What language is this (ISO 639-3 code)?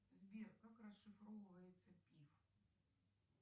rus